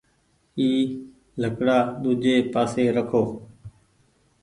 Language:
Goaria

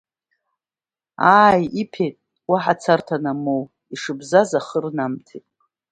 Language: Abkhazian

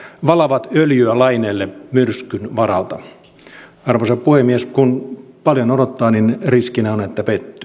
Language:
Finnish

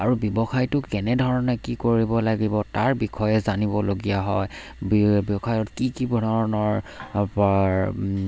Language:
Assamese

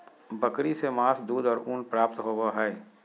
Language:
Magahi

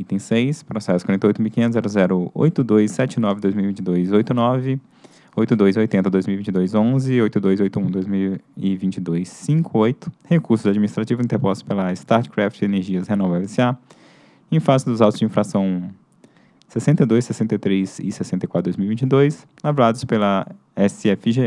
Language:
Portuguese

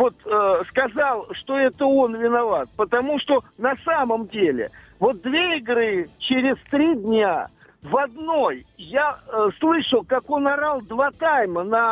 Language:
Russian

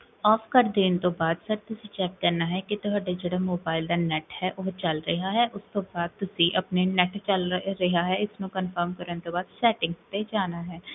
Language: Punjabi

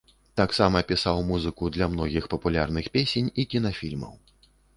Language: Belarusian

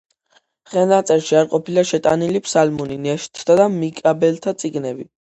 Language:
Georgian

